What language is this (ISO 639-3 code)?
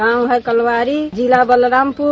hin